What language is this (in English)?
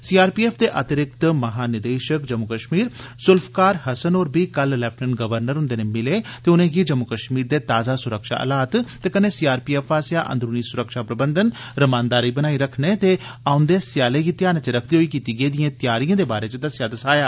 Dogri